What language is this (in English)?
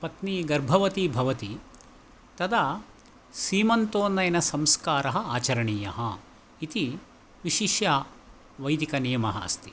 Sanskrit